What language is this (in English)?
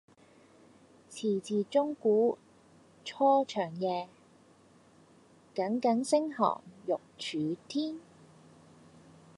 Cantonese